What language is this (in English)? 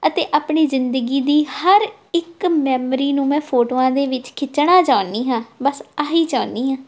Punjabi